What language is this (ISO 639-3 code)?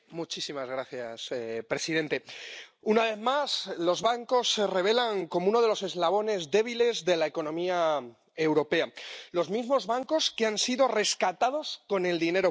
spa